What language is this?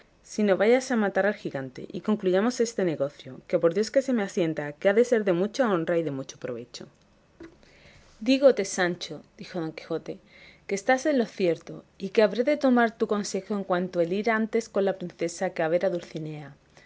Spanish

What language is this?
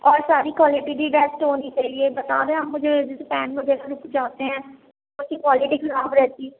Urdu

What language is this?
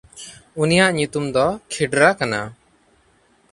Santali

